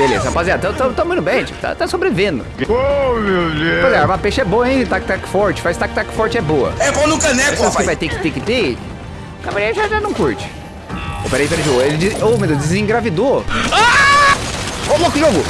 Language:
Portuguese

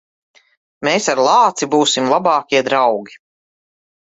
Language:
Latvian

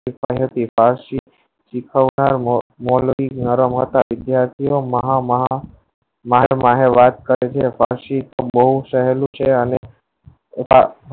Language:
Gujarati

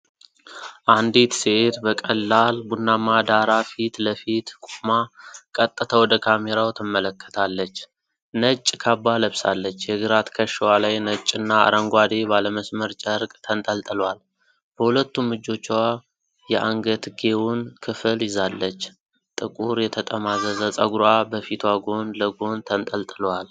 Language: Amharic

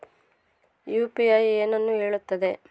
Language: Kannada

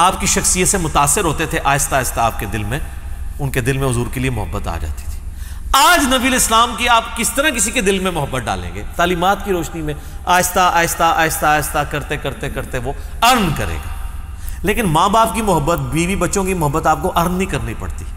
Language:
Urdu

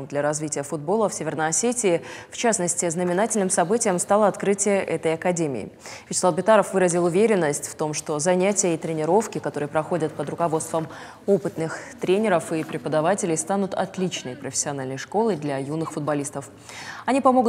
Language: Russian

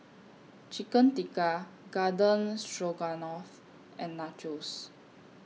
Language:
English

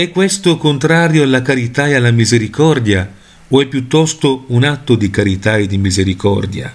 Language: Italian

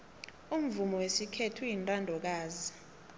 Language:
South Ndebele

